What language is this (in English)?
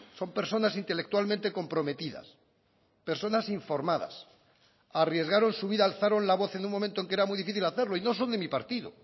Spanish